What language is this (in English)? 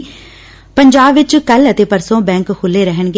Punjabi